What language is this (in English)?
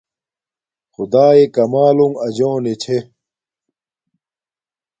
Domaaki